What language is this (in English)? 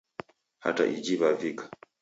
Taita